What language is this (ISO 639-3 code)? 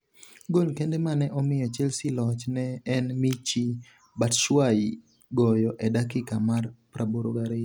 luo